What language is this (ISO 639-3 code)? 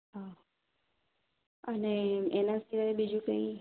guj